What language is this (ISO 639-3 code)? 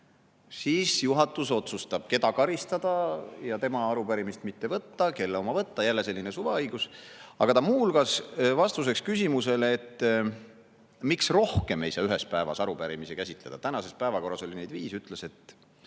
est